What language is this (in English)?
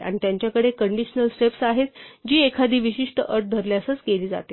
Marathi